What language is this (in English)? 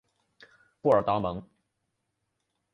Chinese